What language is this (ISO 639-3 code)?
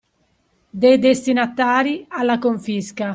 ita